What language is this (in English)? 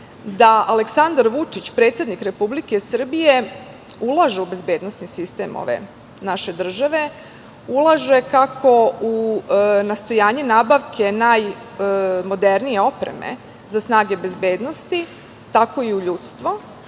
Serbian